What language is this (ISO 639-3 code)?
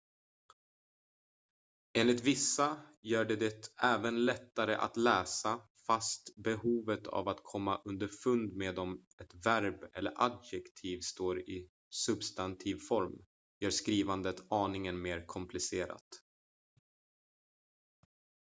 swe